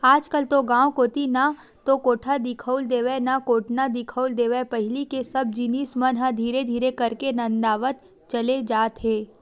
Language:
Chhattisgarhi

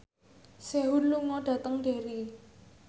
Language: Javanese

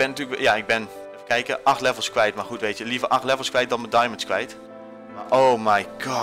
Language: Dutch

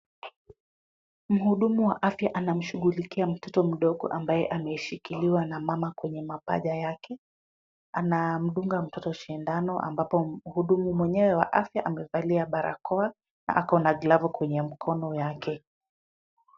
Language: Swahili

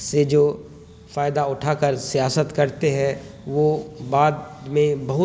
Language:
Urdu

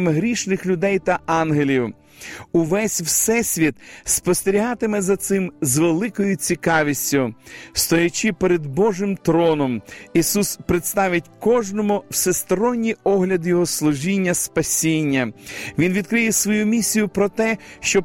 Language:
Ukrainian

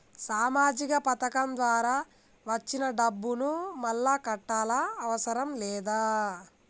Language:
Telugu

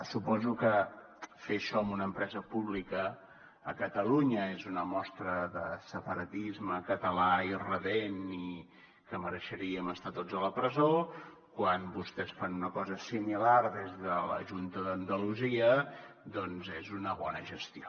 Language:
Catalan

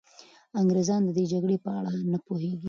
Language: Pashto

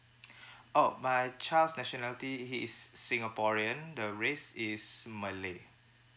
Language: English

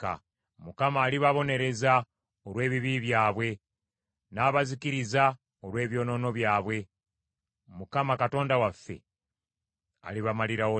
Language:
Ganda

